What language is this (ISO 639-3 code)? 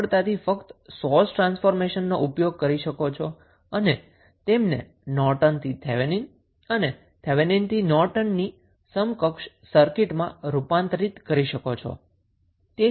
guj